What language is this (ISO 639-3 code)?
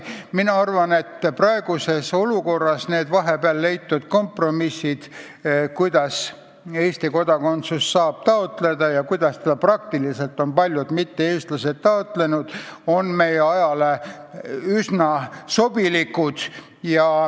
est